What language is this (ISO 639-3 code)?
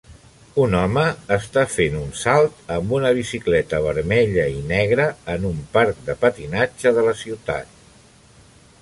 cat